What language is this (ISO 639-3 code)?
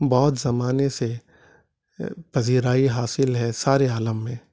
urd